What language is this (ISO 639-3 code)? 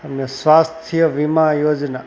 guj